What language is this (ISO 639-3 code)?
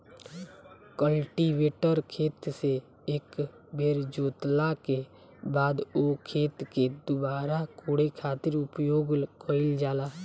bho